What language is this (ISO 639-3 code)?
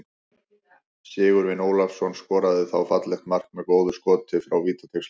isl